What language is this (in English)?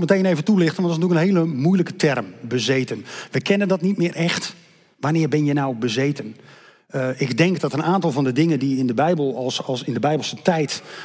Dutch